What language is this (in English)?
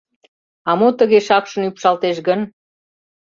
Mari